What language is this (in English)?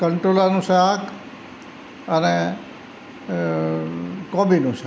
Gujarati